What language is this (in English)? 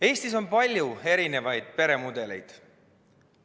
Estonian